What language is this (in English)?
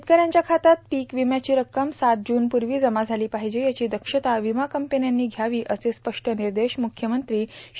Marathi